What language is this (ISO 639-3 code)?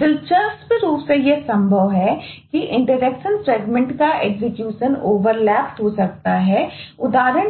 hin